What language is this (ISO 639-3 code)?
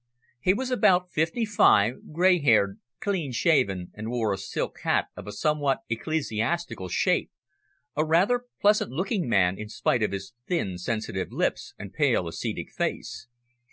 eng